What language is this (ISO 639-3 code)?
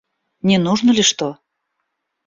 rus